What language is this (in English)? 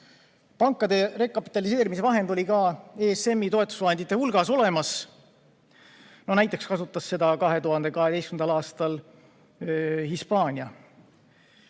Estonian